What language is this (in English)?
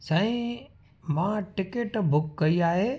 Sindhi